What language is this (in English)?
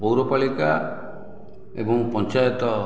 Odia